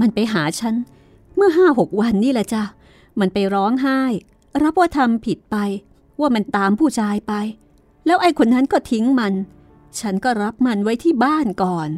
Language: Thai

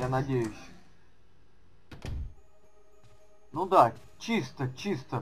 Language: Russian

